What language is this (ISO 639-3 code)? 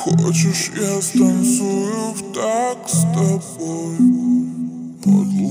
bul